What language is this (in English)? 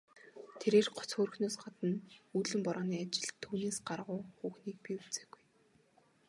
Mongolian